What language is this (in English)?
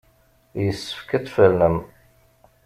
Kabyle